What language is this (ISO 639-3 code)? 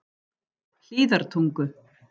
isl